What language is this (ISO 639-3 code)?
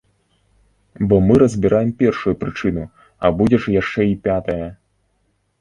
bel